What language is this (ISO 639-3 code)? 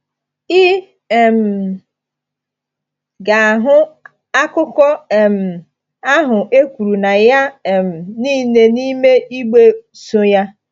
ibo